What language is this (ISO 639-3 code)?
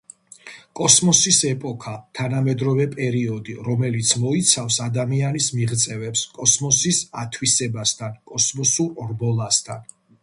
kat